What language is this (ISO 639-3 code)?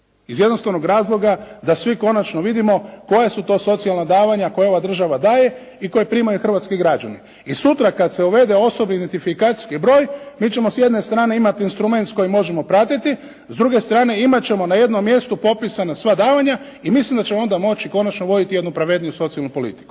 hrv